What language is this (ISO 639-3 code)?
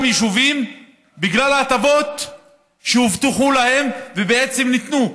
heb